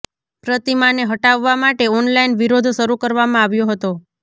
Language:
Gujarati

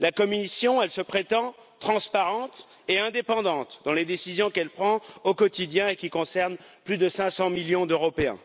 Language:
French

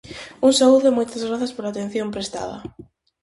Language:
Galician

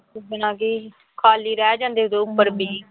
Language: Punjabi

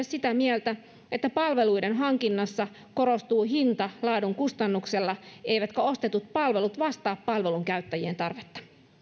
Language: Finnish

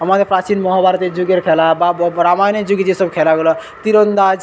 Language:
Bangla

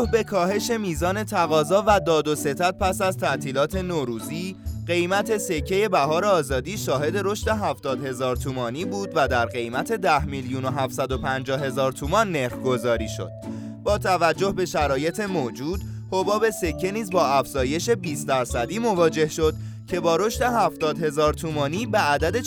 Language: Persian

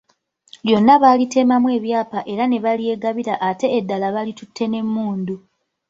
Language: Ganda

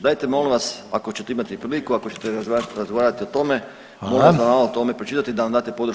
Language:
Croatian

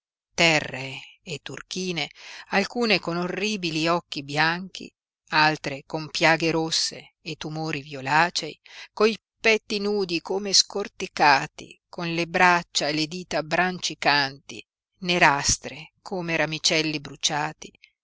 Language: Italian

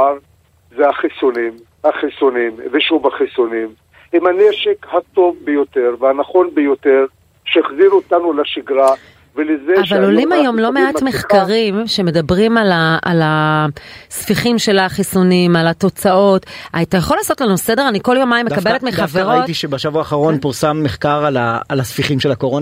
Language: Hebrew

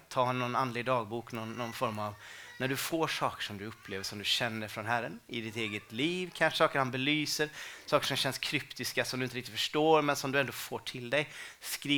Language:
Swedish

